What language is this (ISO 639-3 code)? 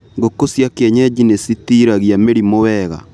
kik